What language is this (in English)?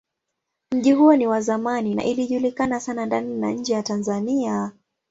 Swahili